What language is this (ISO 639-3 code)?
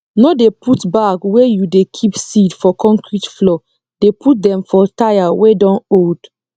pcm